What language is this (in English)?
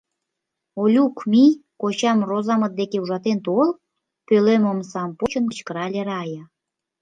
Mari